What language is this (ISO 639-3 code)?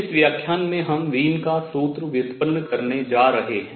hin